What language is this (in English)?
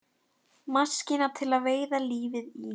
Icelandic